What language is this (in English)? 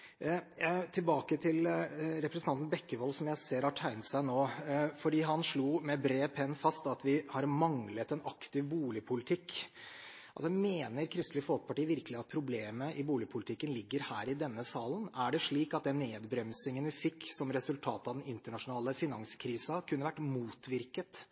Norwegian Bokmål